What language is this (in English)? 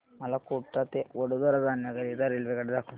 Marathi